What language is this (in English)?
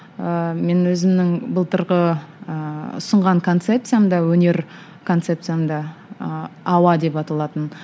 Kazakh